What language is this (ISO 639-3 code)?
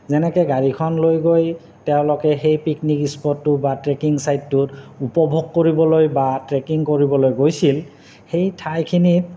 asm